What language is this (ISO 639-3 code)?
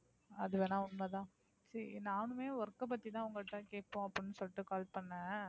tam